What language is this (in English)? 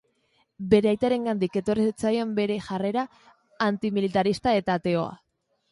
Basque